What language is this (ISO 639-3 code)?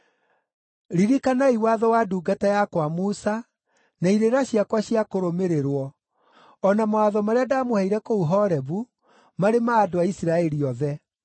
kik